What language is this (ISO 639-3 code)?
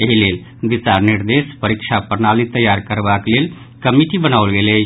mai